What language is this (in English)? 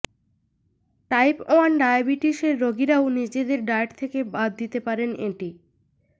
Bangla